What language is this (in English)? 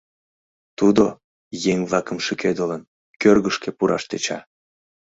Mari